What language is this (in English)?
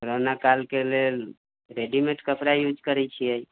Maithili